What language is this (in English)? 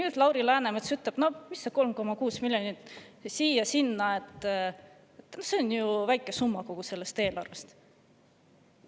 Estonian